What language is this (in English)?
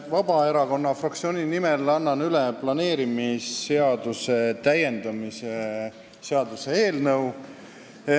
Estonian